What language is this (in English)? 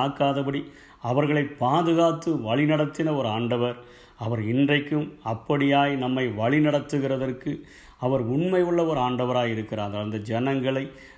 Tamil